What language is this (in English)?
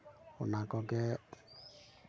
Santali